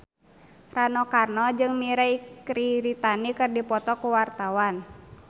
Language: Sundanese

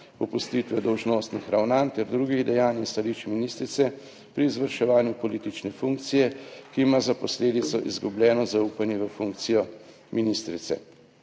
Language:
Slovenian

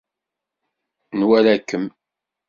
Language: Kabyle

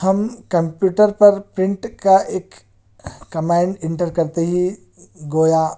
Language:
Urdu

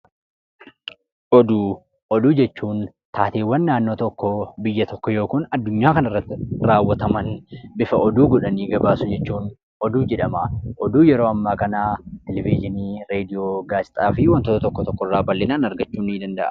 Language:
Oromo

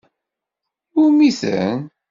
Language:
Kabyle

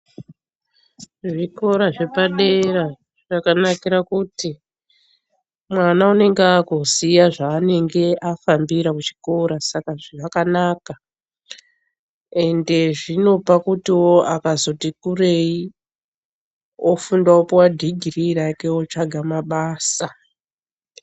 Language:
Ndau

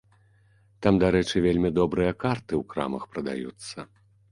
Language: Belarusian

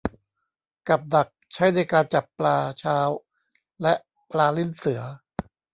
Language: Thai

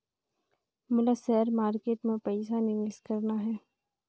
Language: Chhattisgarhi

